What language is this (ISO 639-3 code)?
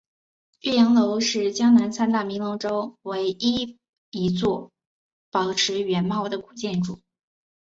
zho